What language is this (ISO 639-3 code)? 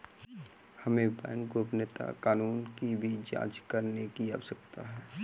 hin